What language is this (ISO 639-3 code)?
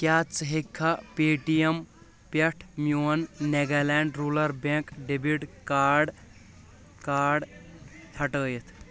kas